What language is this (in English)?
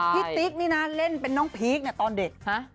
Thai